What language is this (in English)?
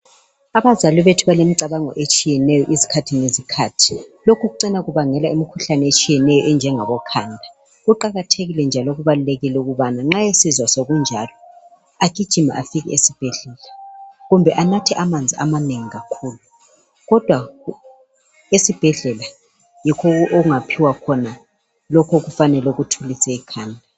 North Ndebele